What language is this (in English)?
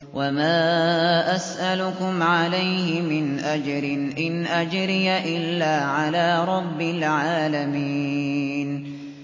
Arabic